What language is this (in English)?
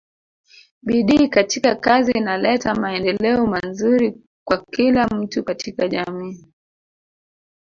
Swahili